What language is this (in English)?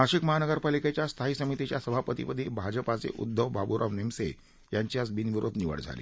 Marathi